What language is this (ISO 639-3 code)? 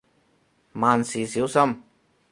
yue